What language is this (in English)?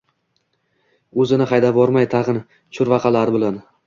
Uzbek